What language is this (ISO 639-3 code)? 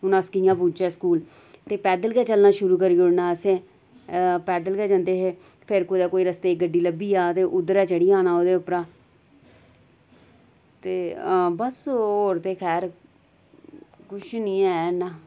doi